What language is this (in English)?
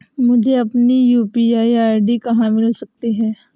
Hindi